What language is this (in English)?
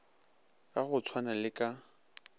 Northern Sotho